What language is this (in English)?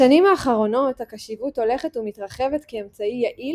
Hebrew